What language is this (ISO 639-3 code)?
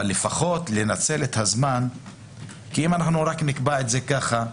heb